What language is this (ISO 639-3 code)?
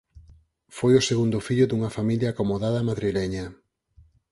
glg